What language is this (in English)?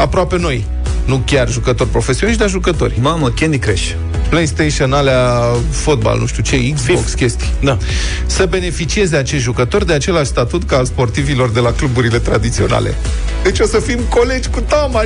Romanian